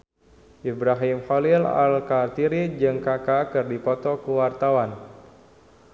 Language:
Sundanese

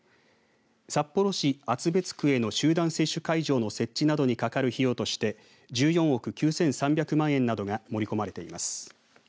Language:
Japanese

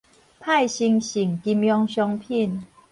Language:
Min Nan Chinese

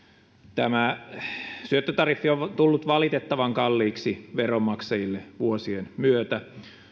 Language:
Finnish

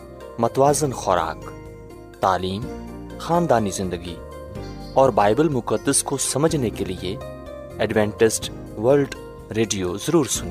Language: Urdu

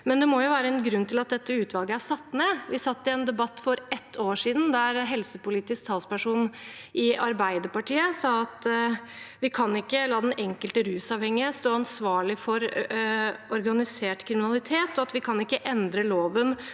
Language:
Norwegian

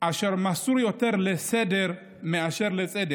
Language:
Hebrew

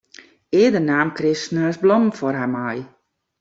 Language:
Western Frisian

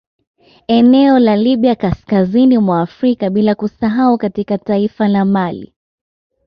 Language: Swahili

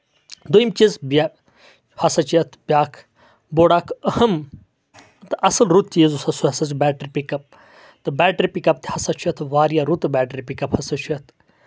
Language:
Kashmiri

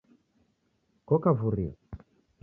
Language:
Taita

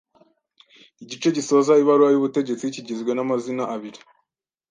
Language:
Kinyarwanda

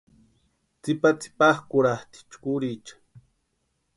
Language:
Western Highland Purepecha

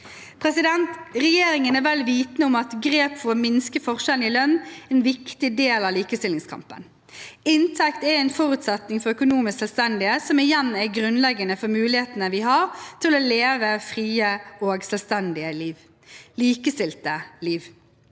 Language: Norwegian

